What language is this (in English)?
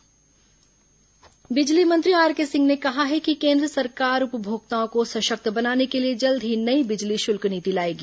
Hindi